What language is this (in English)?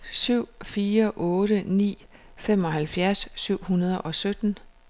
Danish